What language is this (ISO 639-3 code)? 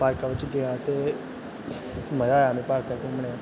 doi